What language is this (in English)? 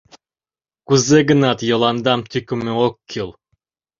Mari